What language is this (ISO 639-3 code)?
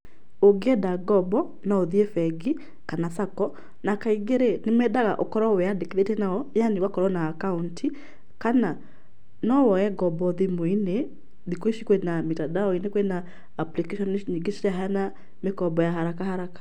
kik